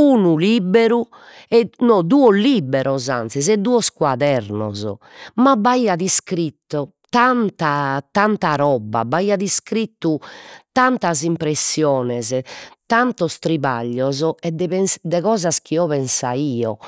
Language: Sardinian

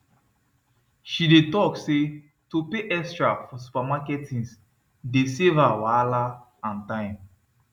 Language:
Nigerian Pidgin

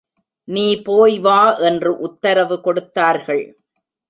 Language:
Tamil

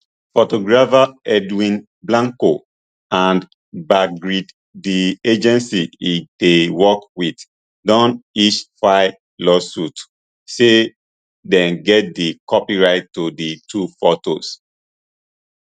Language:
Nigerian Pidgin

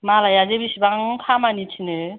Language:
Bodo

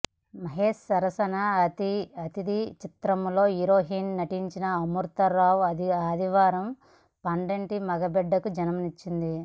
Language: Telugu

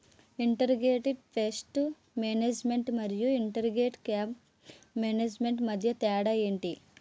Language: Telugu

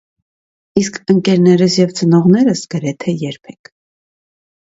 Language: Armenian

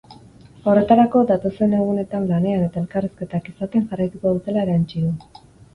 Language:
Basque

